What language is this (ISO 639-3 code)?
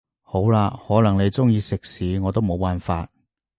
yue